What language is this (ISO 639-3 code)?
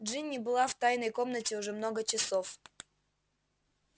rus